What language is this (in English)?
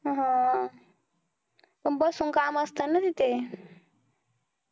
Marathi